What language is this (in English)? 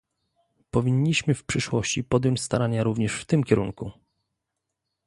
Polish